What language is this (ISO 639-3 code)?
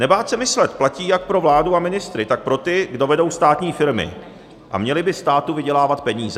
ces